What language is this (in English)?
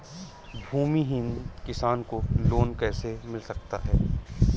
Hindi